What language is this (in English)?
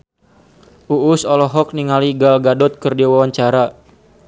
Sundanese